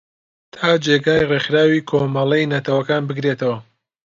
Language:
Central Kurdish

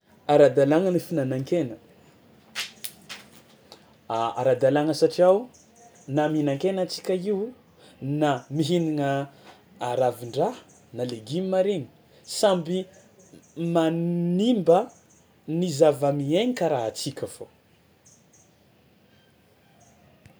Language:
Tsimihety Malagasy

